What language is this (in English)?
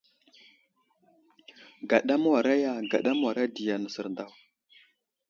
Wuzlam